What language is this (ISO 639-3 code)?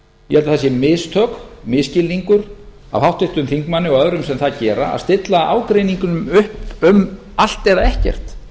isl